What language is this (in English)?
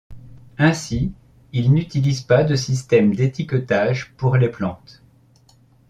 French